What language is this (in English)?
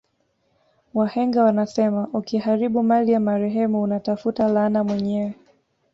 Swahili